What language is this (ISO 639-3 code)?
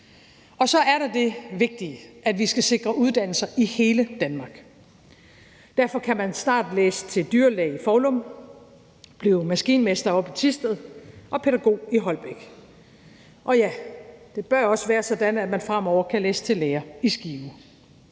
dan